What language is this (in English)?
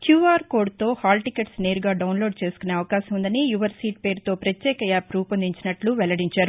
Telugu